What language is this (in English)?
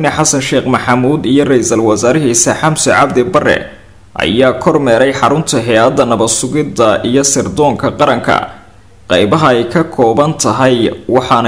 Arabic